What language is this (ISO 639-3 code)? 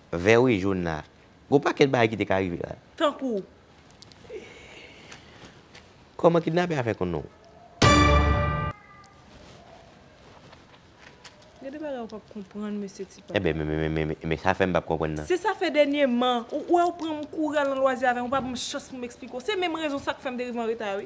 fra